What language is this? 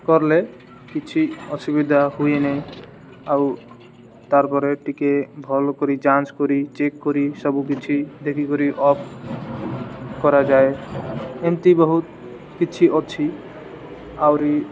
Odia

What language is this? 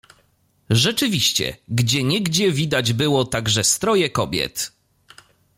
Polish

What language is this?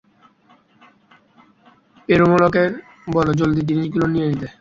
Bangla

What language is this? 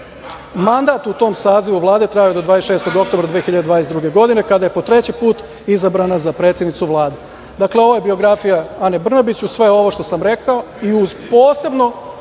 Serbian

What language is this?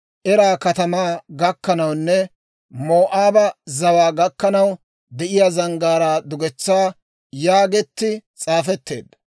Dawro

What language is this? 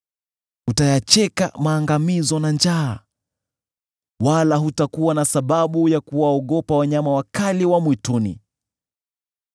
Swahili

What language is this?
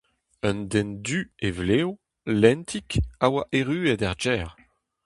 Breton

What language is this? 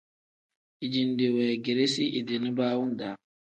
Tem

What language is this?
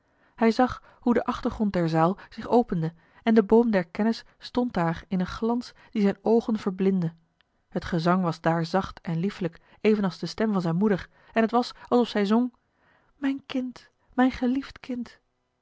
Dutch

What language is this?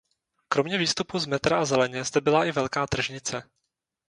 Czech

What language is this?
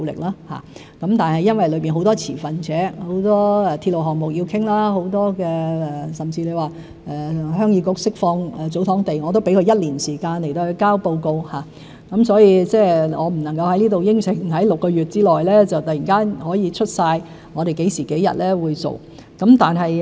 Cantonese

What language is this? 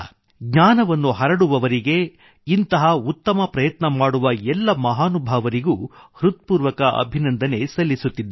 Kannada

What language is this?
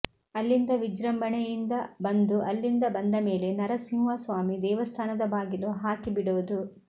Kannada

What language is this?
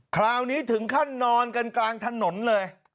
Thai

